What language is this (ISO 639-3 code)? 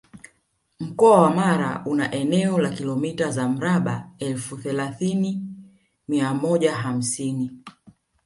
swa